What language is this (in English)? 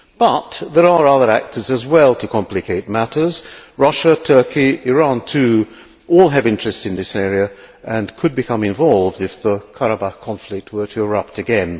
English